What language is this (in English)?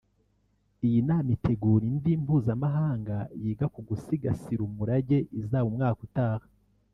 Kinyarwanda